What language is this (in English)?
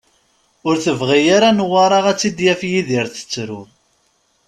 Kabyle